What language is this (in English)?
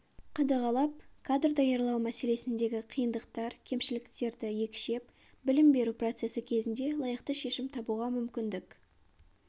Kazakh